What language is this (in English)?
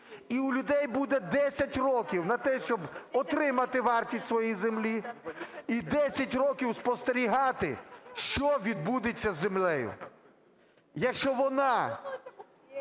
Ukrainian